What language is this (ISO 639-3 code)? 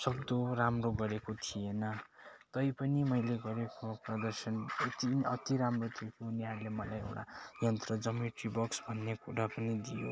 nep